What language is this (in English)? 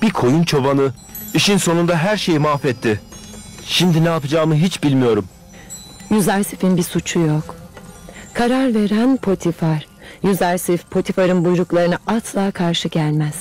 Turkish